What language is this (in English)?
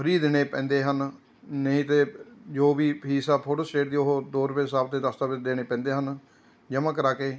Punjabi